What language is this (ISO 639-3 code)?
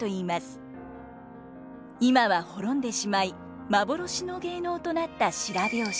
jpn